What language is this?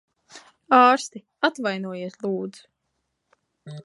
Latvian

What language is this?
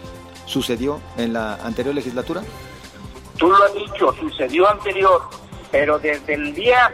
Spanish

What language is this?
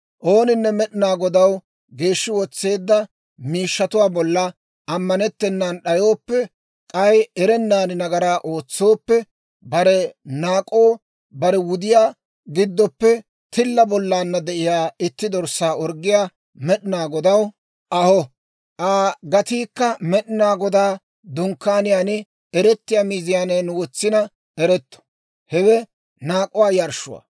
Dawro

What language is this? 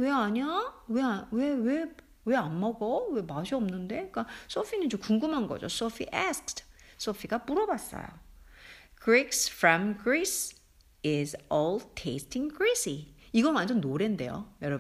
Korean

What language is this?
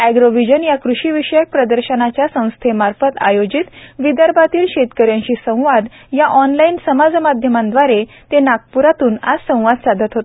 Marathi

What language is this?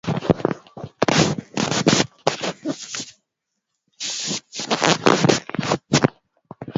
Swahili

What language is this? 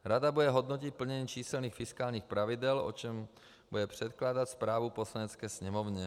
Czech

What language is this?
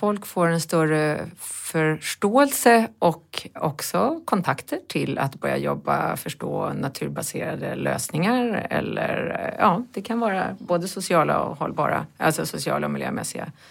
Swedish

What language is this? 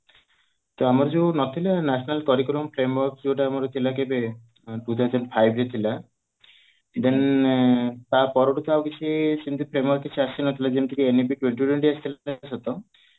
Odia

